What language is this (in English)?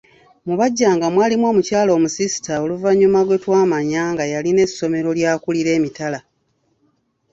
Ganda